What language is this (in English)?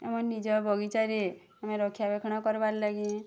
Odia